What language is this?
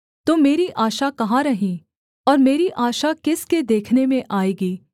Hindi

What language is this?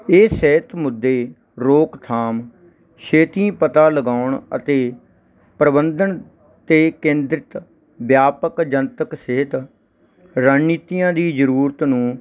Punjabi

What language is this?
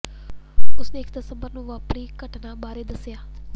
Punjabi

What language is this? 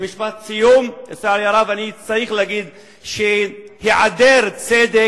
Hebrew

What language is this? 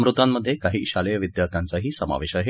Marathi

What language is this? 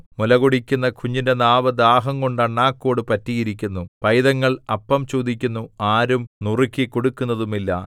Malayalam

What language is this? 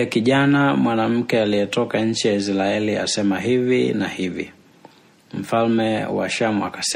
Swahili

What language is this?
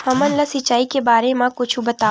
Chhattisgarhi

